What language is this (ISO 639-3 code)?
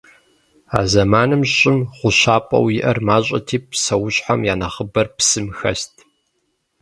kbd